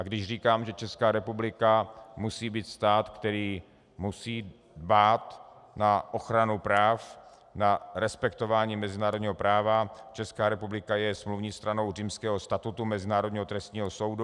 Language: Czech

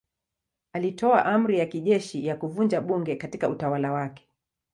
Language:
Swahili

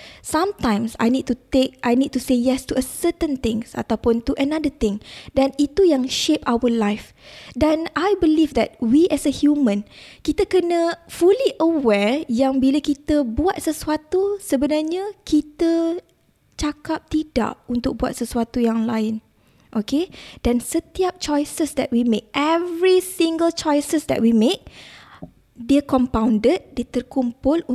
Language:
Malay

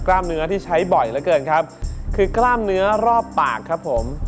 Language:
Thai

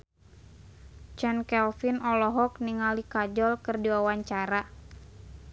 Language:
Sundanese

